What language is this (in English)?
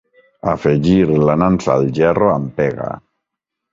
Catalan